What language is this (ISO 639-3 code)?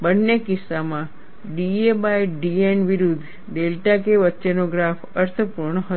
guj